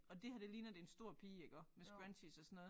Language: Danish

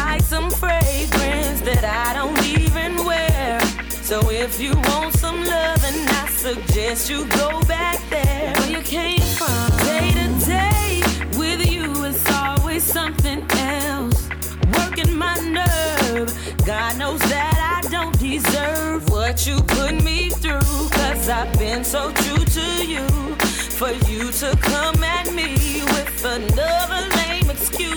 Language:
English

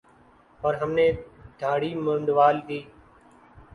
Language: Urdu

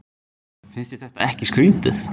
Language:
Icelandic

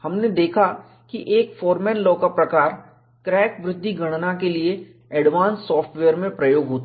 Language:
Hindi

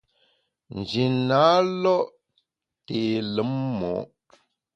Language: Bamun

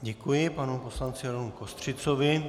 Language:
Czech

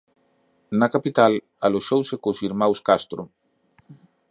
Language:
Galician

